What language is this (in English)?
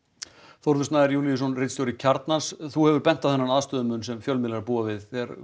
Icelandic